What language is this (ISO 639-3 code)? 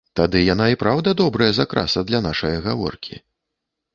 bel